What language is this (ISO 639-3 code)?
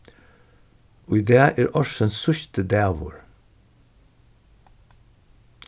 fao